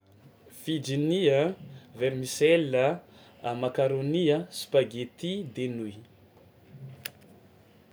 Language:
Tsimihety Malagasy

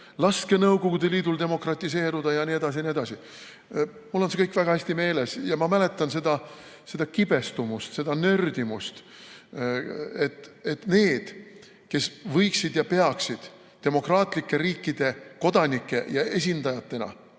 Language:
Estonian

